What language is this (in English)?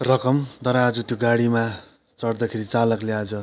Nepali